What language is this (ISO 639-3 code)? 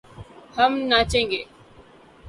urd